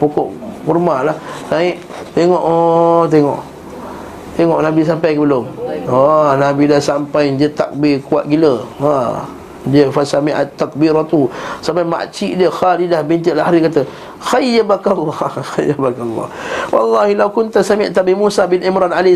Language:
Malay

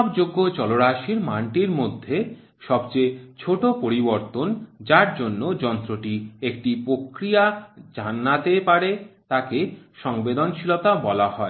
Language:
Bangla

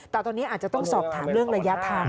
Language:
Thai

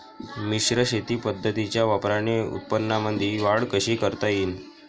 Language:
Marathi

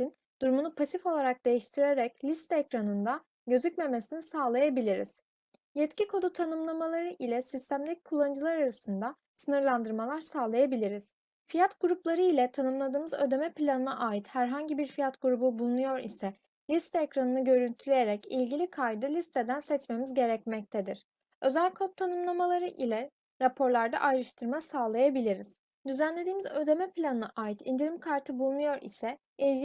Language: Turkish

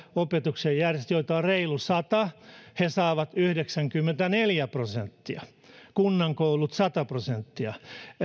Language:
Finnish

